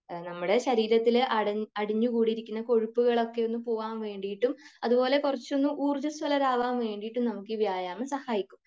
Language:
Malayalam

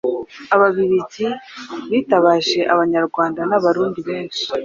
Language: Kinyarwanda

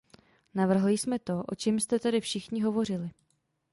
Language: Czech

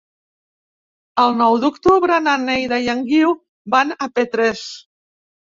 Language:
Catalan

